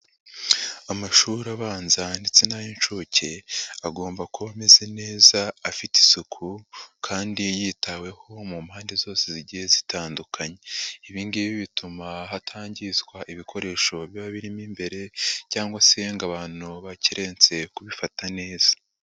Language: Kinyarwanda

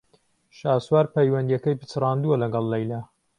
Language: Central Kurdish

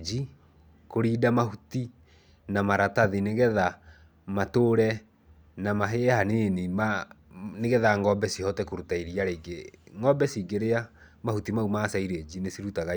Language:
Kikuyu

